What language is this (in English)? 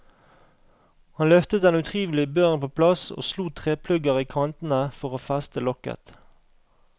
Norwegian